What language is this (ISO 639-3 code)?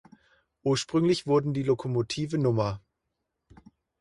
deu